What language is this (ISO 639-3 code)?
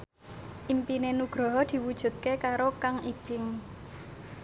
jav